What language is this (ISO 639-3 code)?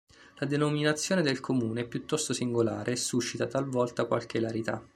ita